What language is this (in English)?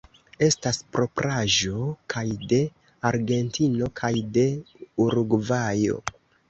Esperanto